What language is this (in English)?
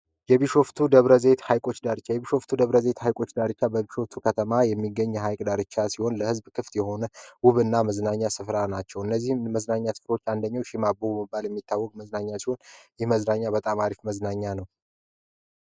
Amharic